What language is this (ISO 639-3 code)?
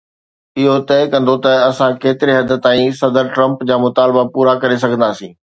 snd